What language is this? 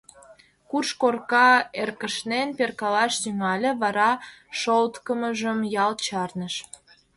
Mari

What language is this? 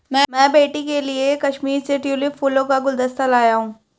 Hindi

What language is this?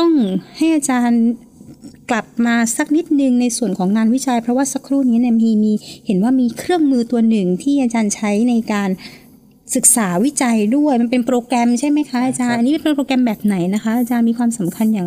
Thai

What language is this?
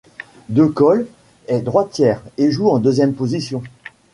French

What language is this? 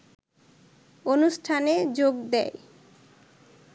Bangla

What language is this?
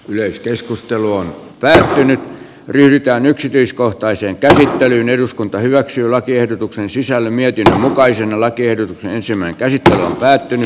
Finnish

